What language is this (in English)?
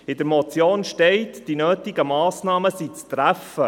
Swiss German